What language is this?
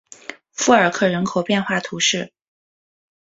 Chinese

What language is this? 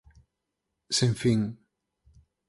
Galician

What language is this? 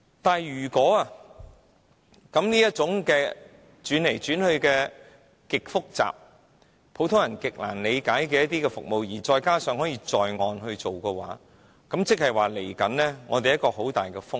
Cantonese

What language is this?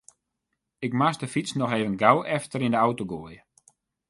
Western Frisian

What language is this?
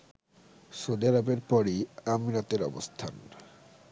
Bangla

